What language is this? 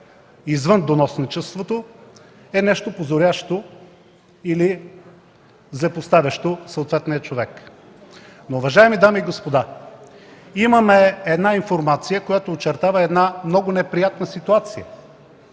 Bulgarian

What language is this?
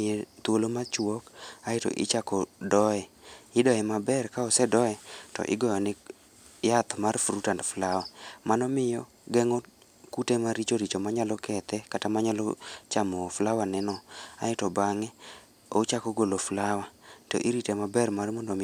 Luo (Kenya and Tanzania)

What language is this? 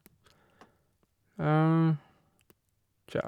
Norwegian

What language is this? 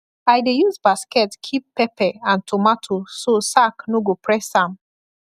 Nigerian Pidgin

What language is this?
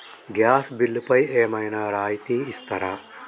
Telugu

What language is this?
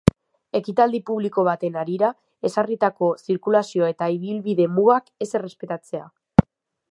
Basque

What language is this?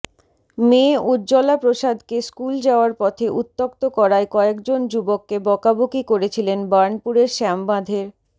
Bangla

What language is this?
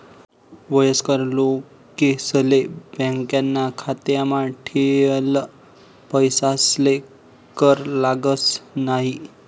Marathi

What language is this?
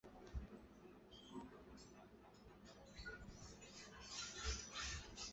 Chinese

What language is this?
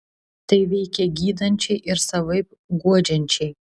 Lithuanian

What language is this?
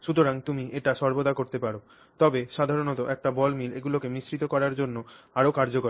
Bangla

